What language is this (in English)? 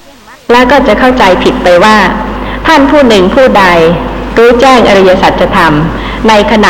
Thai